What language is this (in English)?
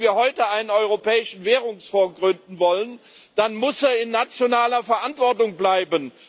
German